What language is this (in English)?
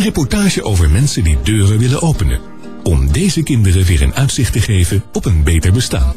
Dutch